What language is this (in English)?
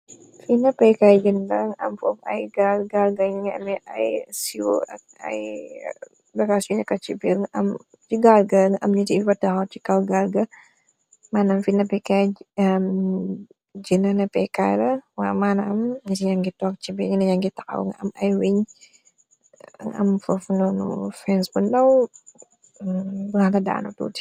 Wolof